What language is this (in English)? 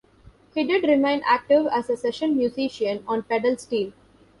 English